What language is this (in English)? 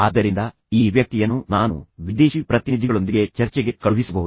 Kannada